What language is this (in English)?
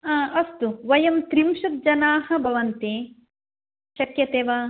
Sanskrit